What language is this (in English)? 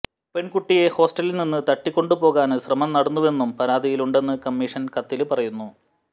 Malayalam